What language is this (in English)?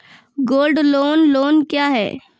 Maithili